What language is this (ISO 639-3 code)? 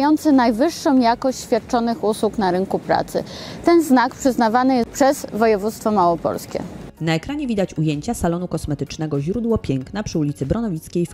pol